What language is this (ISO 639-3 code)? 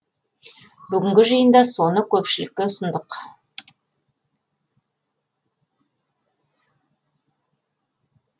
kaz